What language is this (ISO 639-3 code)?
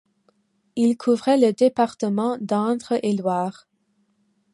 fra